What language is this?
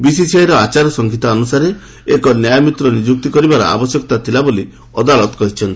Odia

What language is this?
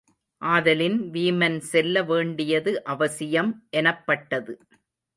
Tamil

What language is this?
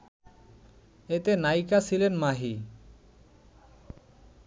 Bangla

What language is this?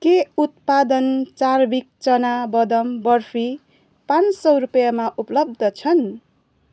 Nepali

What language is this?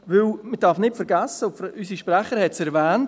Swiss German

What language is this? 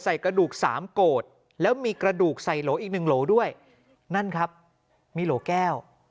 Thai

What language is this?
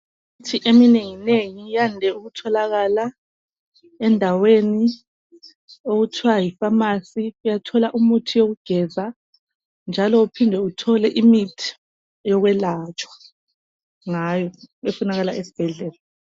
North Ndebele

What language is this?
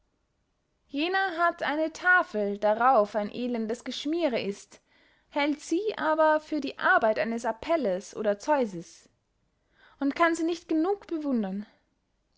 German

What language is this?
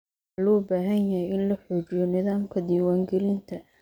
Somali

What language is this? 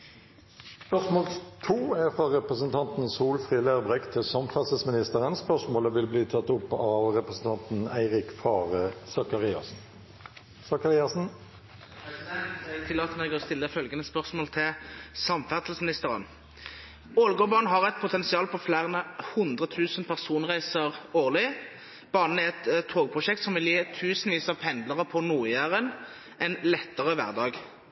Norwegian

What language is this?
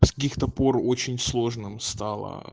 Russian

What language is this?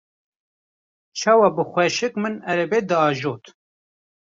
Kurdish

